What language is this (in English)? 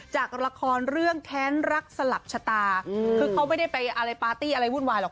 Thai